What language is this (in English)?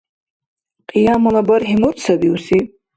Dargwa